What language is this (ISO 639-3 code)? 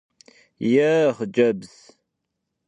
kbd